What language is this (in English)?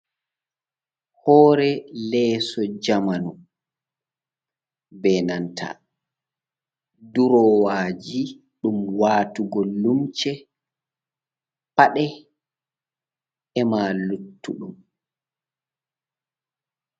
Fula